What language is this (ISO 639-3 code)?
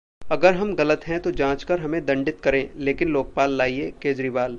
hin